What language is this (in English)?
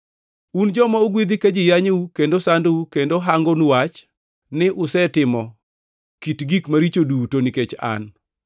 Luo (Kenya and Tanzania)